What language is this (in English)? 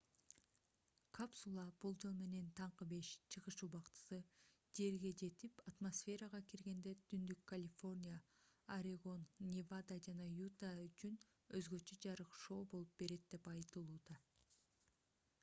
Kyrgyz